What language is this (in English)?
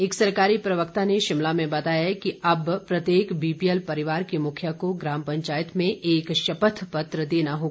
Hindi